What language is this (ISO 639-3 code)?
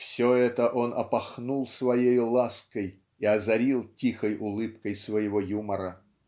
rus